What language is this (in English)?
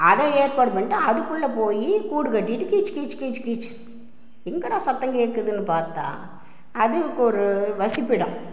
Tamil